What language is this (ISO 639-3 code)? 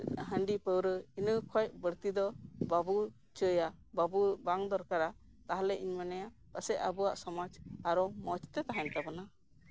sat